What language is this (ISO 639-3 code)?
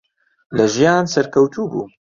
ckb